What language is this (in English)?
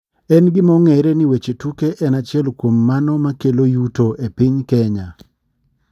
Luo (Kenya and Tanzania)